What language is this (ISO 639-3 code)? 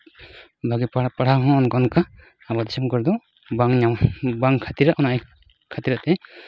sat